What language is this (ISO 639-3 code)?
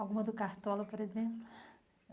por